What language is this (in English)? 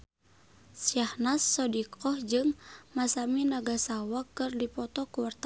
Sundanese